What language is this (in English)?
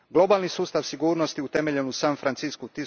Croatian